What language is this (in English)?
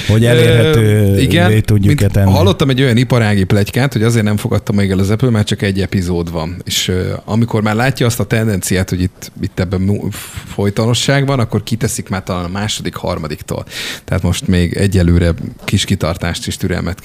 Hungarian